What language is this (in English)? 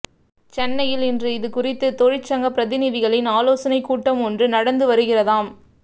Tamil